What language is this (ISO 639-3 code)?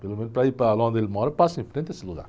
por